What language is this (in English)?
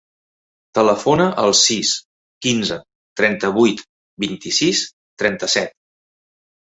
Catalan